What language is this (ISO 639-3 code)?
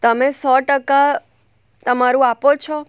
guj